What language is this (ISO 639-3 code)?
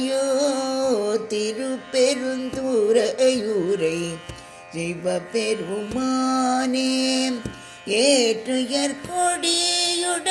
tam